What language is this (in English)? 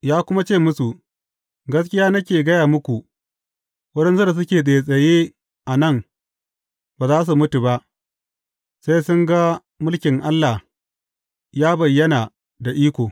Hausa